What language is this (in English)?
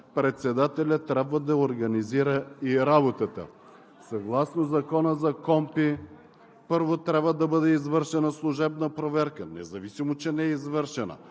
Bulgarian